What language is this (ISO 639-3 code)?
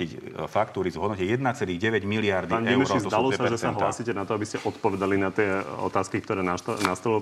slk